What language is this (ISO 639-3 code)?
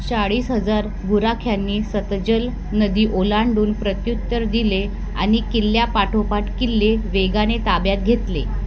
mar